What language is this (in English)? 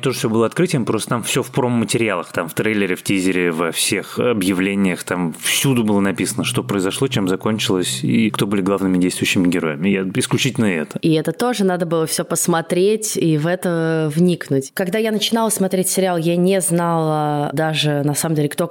Russian